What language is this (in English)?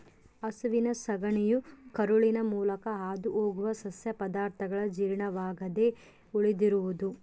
Kannada